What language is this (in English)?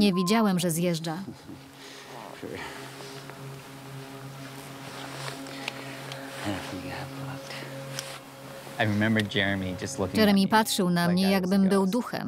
Polish